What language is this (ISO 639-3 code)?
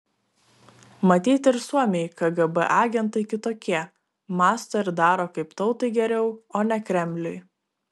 lit